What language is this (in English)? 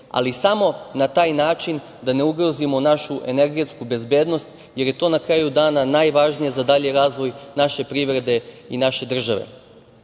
Serbian